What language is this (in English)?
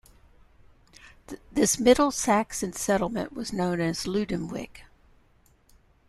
English